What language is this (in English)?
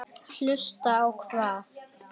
Icelandic